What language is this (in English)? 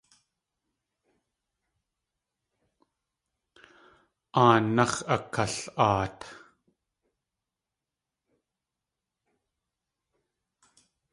Tlingit